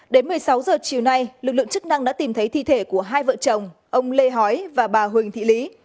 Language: Vietnamese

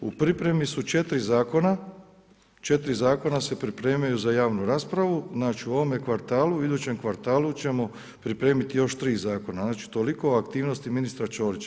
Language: Croatian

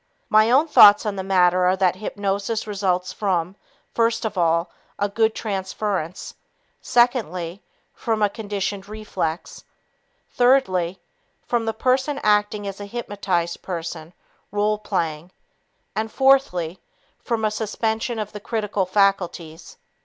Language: English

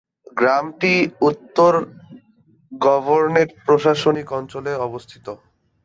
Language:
Bangla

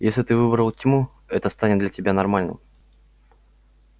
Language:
Russian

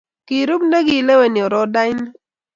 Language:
Kalenjin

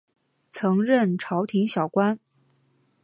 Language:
Chinese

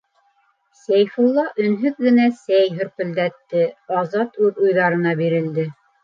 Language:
Bashkir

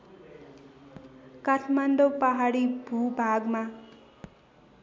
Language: Nepali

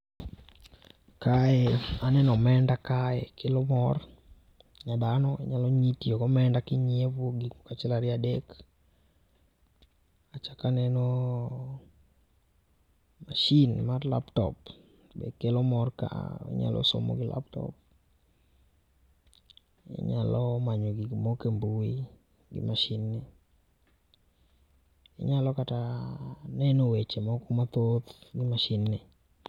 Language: Luo (Kenya and Tanzania)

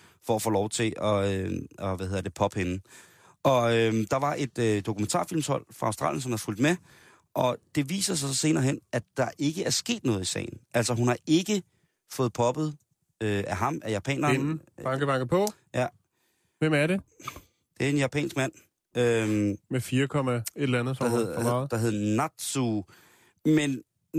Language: Danish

